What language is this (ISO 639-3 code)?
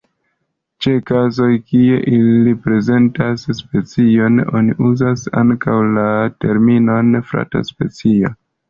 epo